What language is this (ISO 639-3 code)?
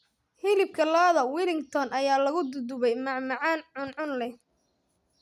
som